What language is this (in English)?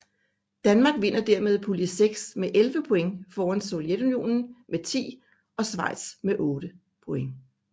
Danish